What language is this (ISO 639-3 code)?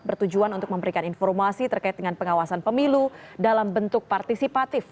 ind